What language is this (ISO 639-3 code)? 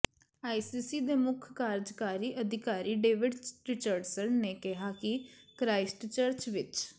pan